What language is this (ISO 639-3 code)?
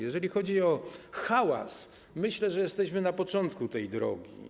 pol